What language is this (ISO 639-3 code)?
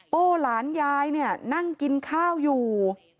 tha